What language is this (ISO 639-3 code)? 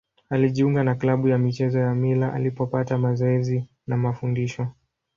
swa